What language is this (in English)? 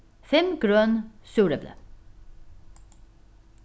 Faroese